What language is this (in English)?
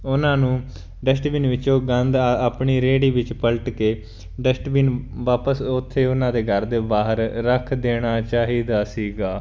Punjabi